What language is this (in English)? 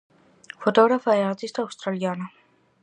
Galician